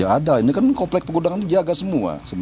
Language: Indonesian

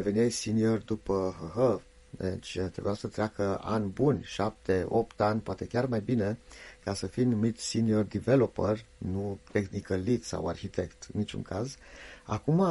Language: Romanian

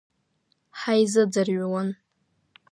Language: Abkhazian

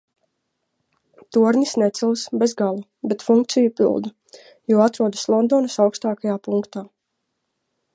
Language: Latvian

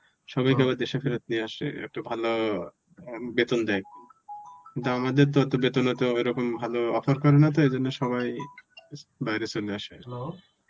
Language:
Bangla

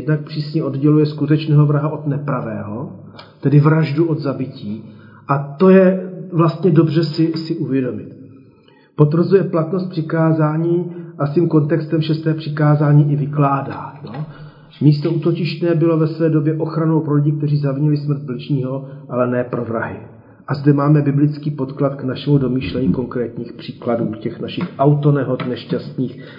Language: Czech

